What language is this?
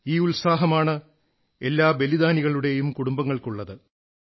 Malayalam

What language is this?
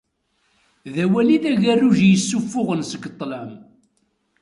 Kabyle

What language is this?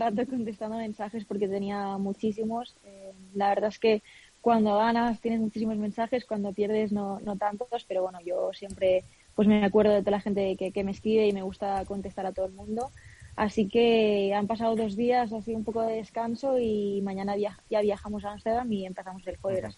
Spanish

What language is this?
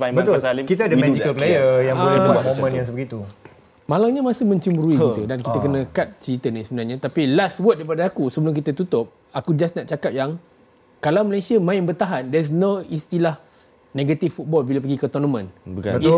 Malay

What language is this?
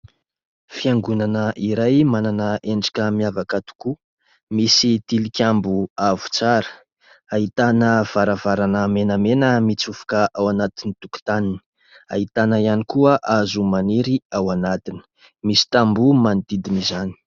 Malagasy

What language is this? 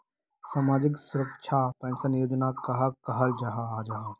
Magahi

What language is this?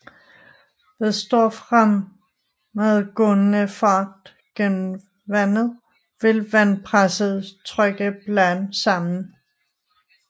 Danish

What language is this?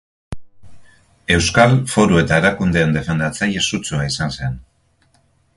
Basque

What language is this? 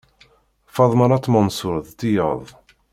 Kabyle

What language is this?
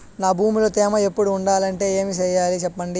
Telugu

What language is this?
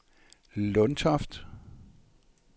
Danish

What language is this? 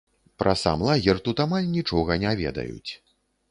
Belarusian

